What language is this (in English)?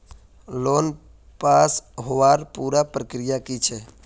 Magahi